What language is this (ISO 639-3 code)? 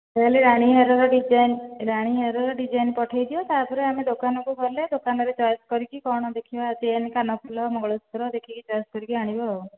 ori